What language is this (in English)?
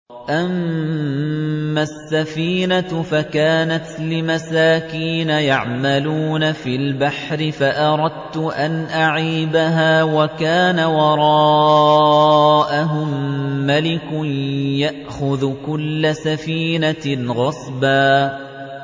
Arabic